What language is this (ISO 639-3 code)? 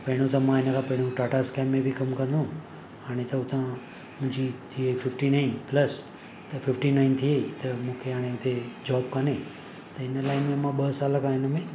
snd